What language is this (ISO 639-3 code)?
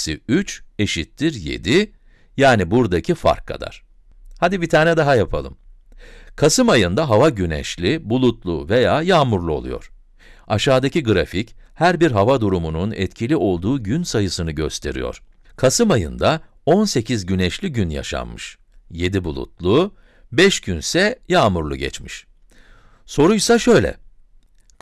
tur